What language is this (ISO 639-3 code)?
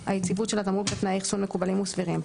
heb